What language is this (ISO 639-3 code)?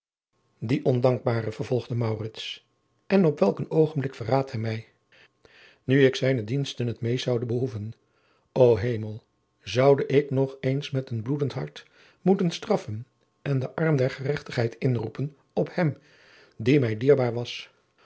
nld